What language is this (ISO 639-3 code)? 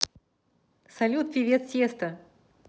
rus